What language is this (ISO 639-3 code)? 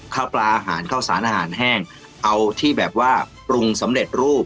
tha